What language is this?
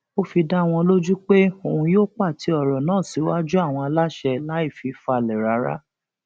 Yoruba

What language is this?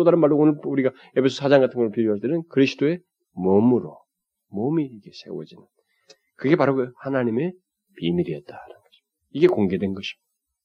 Korean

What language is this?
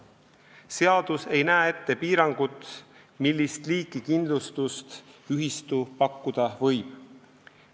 Estonian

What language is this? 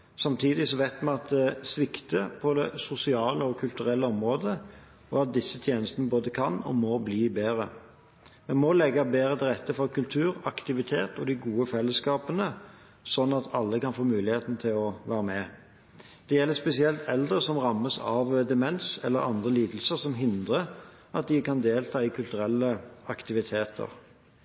Norwegian Bokmål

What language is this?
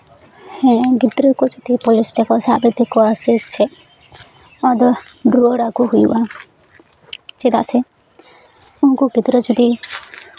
Santali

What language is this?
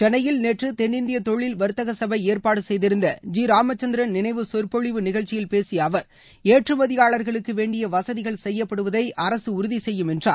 Tamil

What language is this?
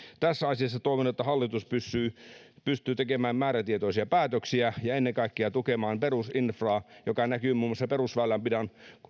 Finnish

